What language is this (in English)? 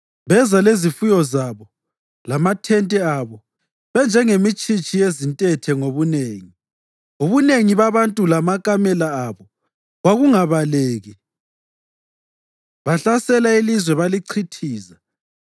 North Ndebele